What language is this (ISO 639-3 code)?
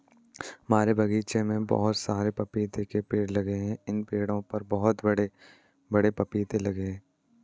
hin